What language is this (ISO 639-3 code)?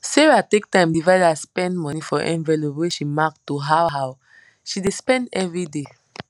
pcm